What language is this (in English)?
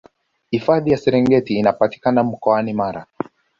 Swahili